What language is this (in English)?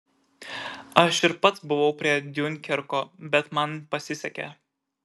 Lithuanian